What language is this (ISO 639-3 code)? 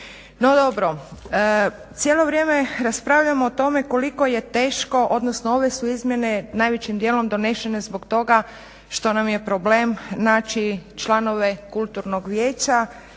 hrv